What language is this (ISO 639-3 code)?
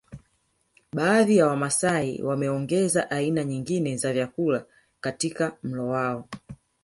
swa